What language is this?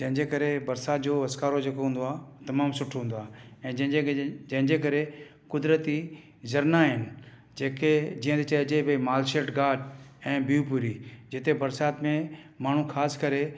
Sindhi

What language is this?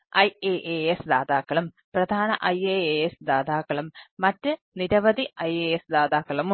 Malayalam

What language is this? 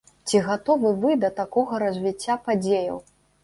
Belarusian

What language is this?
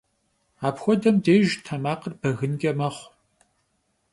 Kabardian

